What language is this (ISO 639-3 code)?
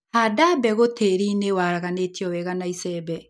kik